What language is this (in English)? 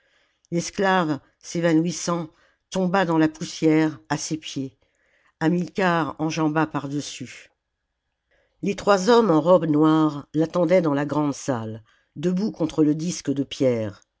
French